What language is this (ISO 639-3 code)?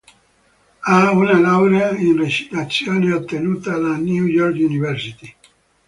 ita